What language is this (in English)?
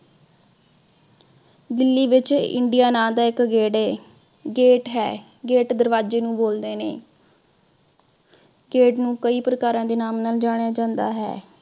Punjabi